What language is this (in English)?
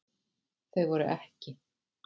Icelandic